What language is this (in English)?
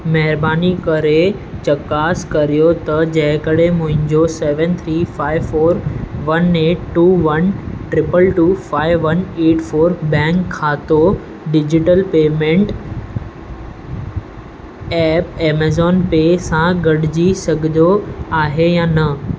Sindhi